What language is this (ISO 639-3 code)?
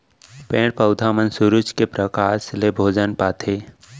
hne